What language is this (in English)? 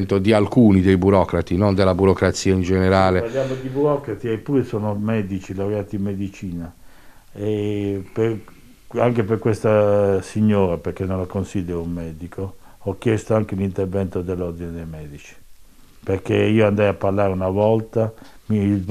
Italian